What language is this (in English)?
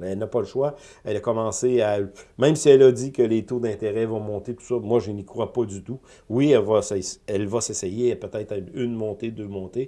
French